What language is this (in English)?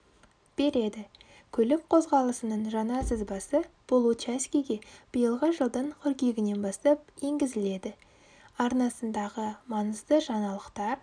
Kazakh